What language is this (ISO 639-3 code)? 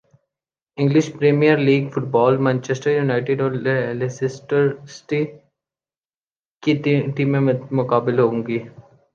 urd